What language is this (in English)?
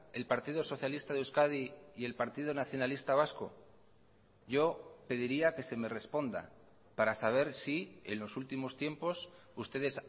Spanish